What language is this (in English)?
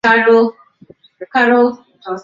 Swahili